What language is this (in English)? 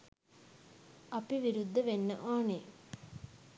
Sinhala